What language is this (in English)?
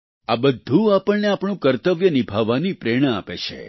Gujarati